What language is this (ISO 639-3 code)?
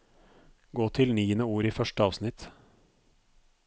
nor